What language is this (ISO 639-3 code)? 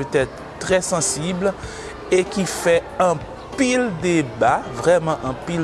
fra